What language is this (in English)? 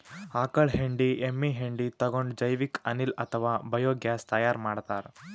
Kannada